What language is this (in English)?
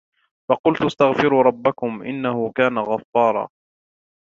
Arabic